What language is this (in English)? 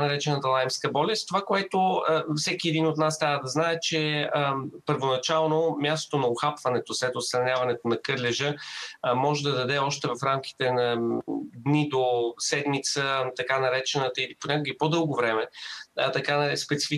Bulgarian